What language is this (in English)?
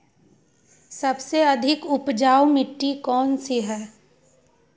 Magahi